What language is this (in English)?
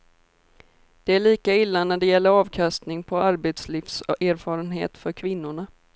Swedish